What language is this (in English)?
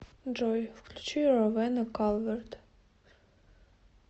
Russian